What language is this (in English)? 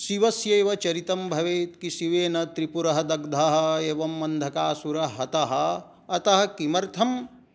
Sanskrit